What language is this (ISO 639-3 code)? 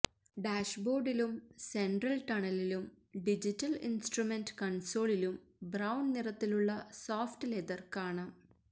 mal